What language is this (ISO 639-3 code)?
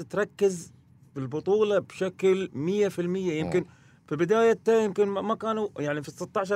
ara